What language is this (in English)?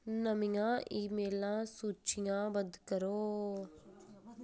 Dogri